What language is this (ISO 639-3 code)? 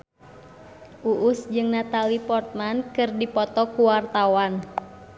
sun